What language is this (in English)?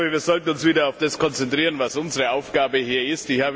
German